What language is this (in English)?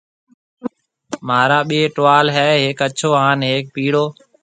Marwari (Pakistan)